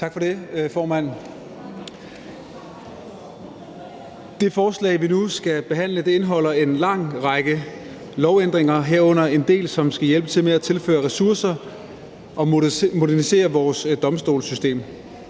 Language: Danish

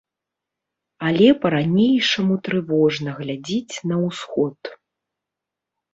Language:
Belarusian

